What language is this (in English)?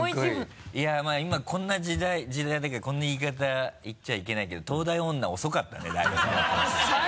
Japanese